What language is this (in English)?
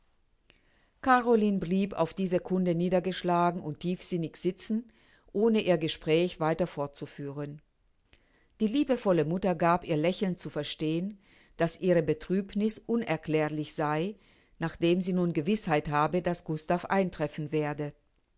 German